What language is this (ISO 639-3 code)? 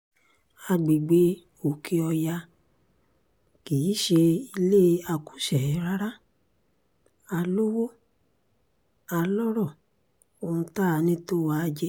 yor